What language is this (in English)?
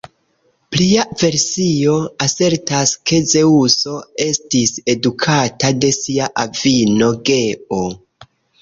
Esperanto